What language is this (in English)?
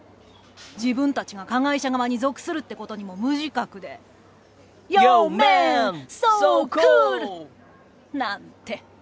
Japanese